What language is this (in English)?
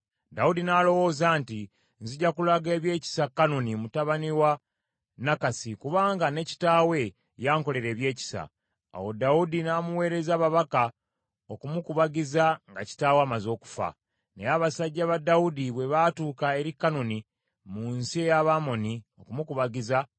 Ganda